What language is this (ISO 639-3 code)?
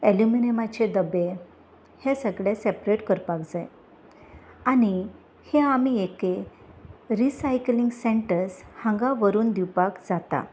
kok